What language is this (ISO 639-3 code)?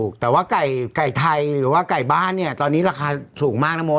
tha